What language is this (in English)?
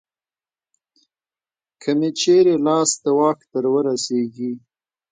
Pashto